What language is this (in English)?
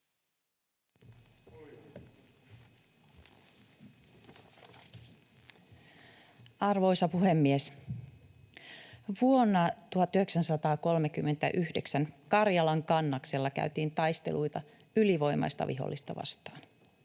Finnish